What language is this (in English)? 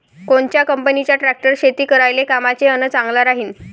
Marathi